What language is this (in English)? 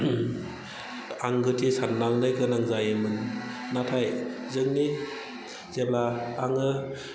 Bodo